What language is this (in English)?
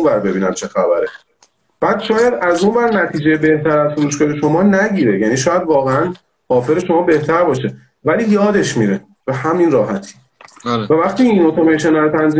Persian